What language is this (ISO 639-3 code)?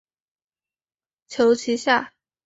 zho